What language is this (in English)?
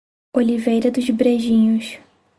Portuguese